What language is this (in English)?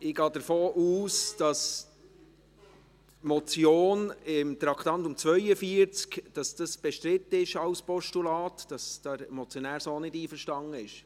Swiss German